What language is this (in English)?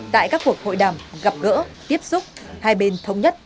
Vietnamese